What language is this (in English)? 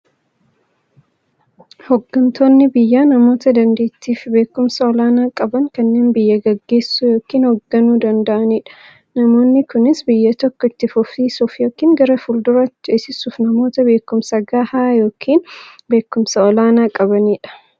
Oromo